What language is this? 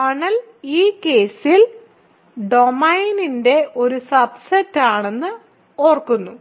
Malayalam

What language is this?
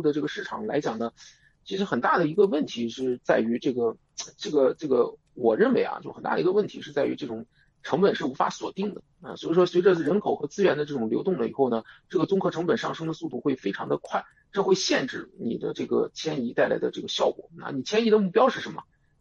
Chinese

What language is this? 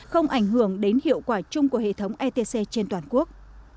Vietnamese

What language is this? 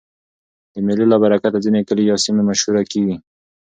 Pashto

